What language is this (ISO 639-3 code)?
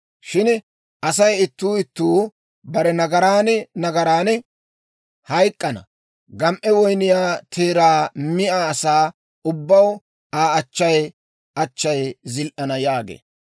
dwr